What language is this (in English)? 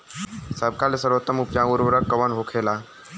Bhojpuri